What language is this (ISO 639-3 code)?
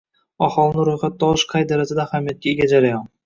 uzb